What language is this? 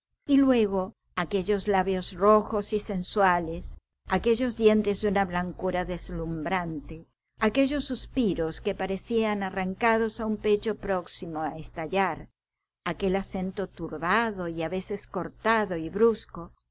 Spanish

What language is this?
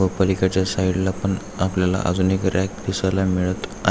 Marathi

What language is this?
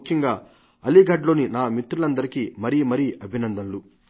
Telugu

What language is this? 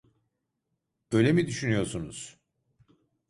Turkish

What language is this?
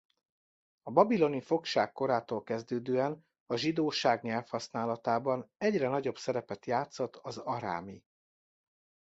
Hungarian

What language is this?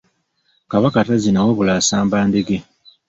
Ganda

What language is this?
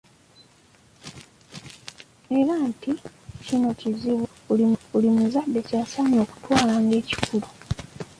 Ganda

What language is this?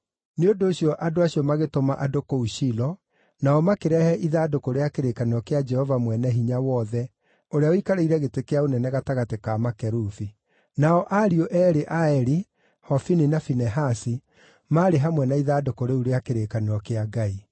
Kikuyu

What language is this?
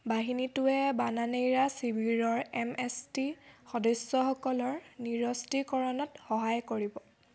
Assamese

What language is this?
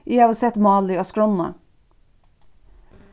Faroese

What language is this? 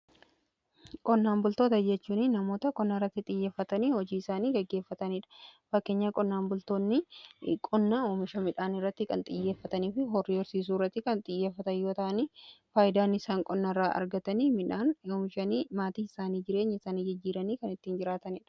Oromo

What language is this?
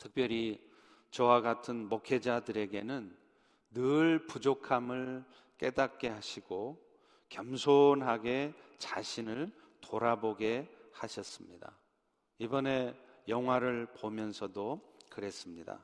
Korean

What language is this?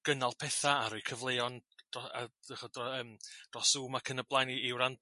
Welsh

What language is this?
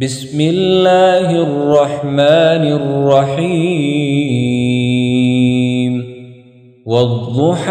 Arabic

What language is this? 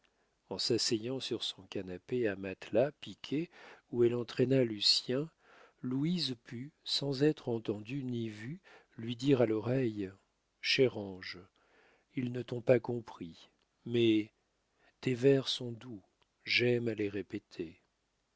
French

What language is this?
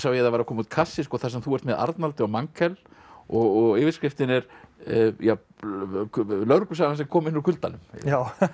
Icelandic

